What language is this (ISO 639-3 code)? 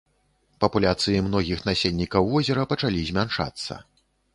bel